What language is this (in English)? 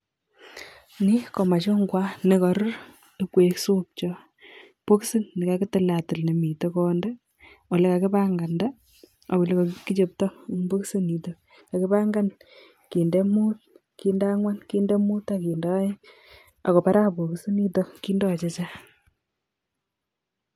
Kalenjin